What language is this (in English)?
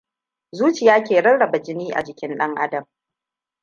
Hausa